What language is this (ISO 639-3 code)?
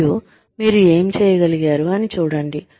tel